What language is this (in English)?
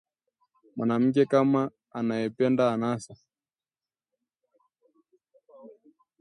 Swahili